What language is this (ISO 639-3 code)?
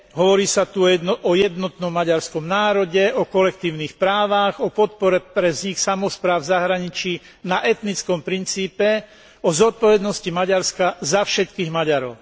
slk